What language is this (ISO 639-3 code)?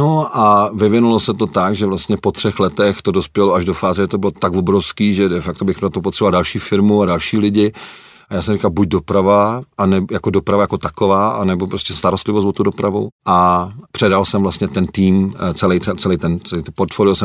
ces